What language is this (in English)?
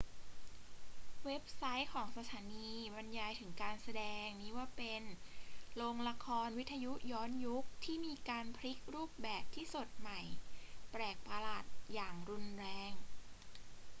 Thai